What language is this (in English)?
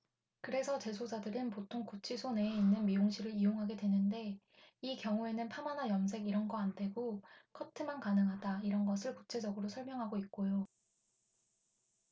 Korean